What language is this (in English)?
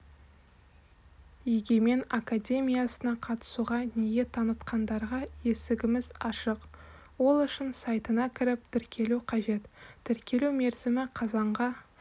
Kazakh